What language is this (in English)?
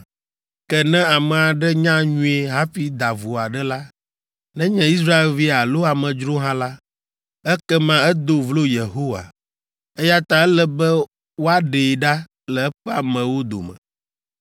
Ewe